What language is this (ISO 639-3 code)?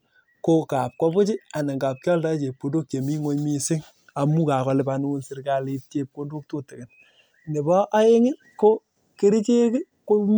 kln